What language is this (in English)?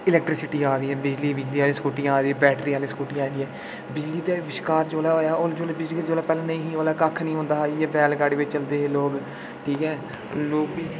Dogri